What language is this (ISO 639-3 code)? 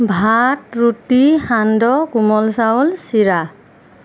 asm